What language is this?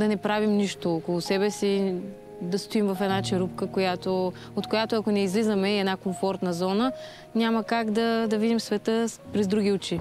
Bulgarian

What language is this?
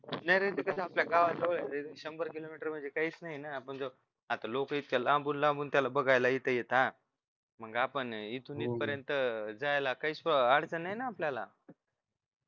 Marathi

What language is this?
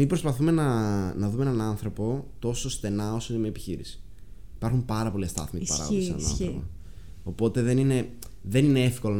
Greek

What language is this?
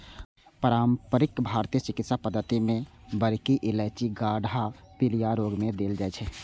Maithili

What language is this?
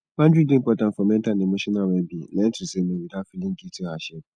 Nigerian Pidgin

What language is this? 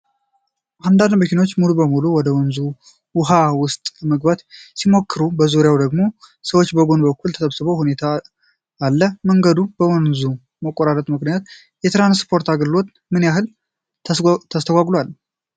Amharic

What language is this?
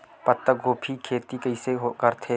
Chhattisgarhi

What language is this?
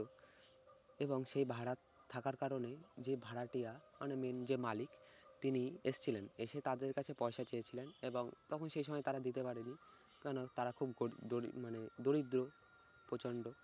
Bangla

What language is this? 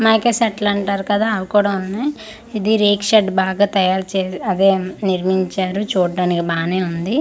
Telugu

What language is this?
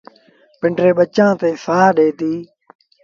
Sindhi Bhil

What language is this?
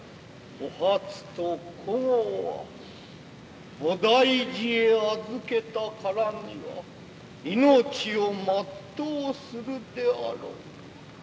Japanese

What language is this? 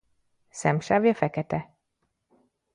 Hungarian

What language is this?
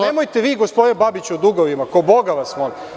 Serbian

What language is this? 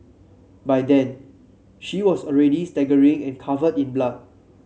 English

